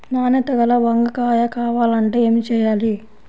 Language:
Telugu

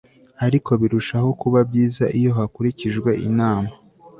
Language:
Kinyarwanda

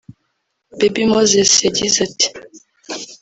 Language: Kinyarwanda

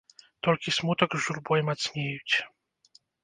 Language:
Belarusian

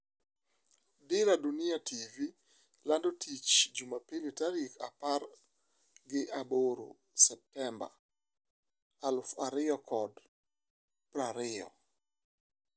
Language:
Luo (Kenya and Tanzania)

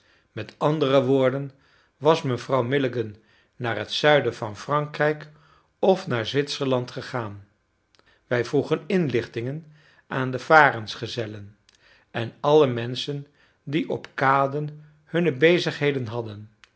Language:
Dutch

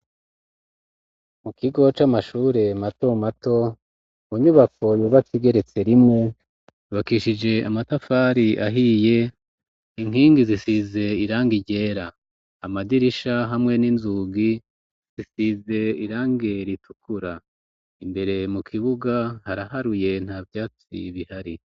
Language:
Rundi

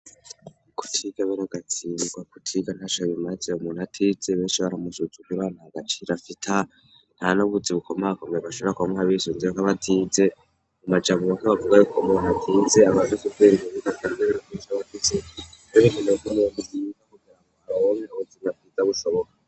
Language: Rundi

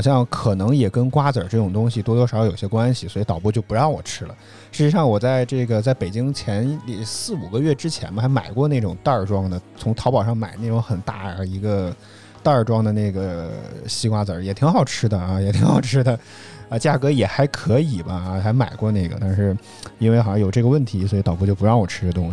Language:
Chinese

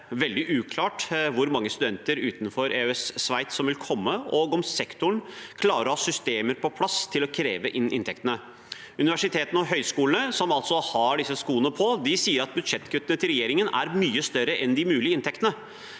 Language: Norwegian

